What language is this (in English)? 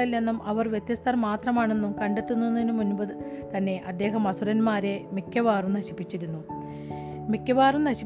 Malayalam